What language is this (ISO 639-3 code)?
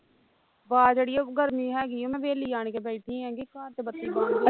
pan